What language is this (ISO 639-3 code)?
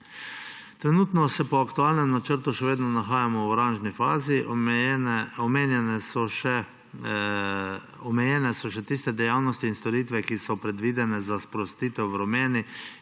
slv